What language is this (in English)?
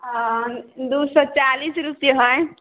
Maithili